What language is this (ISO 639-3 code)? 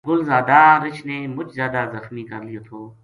gju